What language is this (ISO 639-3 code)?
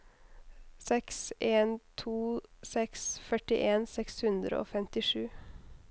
nor